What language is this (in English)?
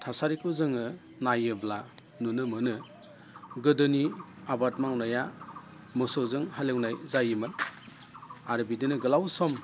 Bodo